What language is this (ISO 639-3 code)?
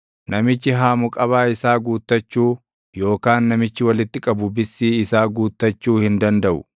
orm